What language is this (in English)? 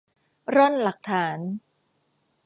Thai